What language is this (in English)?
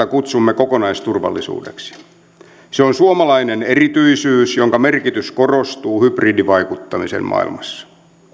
Finnish